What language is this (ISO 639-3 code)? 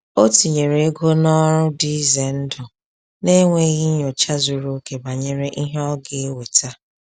ibo